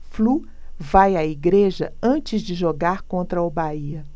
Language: Portuguese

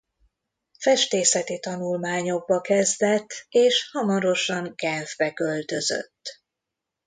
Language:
Hungarian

